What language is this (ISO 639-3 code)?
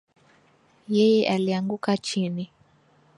swa